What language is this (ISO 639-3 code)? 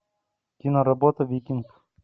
rus